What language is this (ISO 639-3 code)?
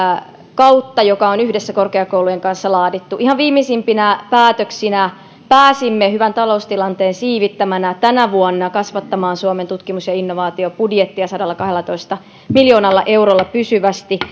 fin